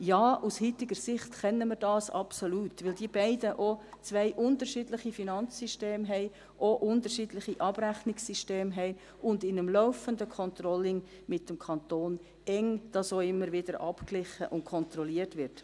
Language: Swiss German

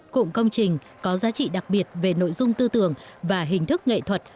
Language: Vietnamese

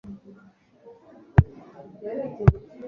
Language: Kinyarwanda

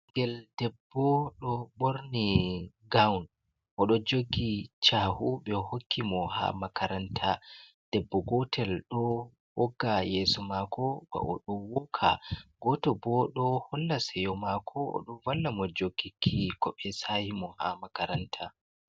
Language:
Fula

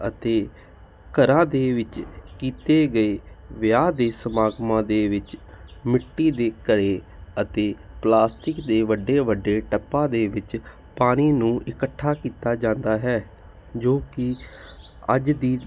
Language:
Punjabi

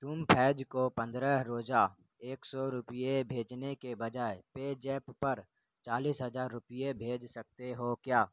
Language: Urdu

